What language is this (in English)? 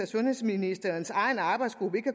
Danish